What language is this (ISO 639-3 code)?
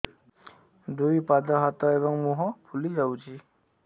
ori